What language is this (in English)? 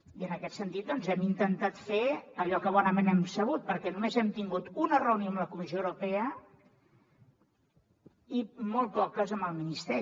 Catalan